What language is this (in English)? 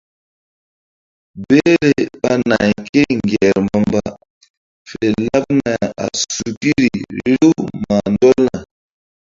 Mbum